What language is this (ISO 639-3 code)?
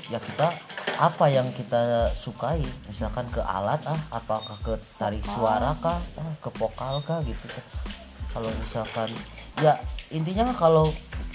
ind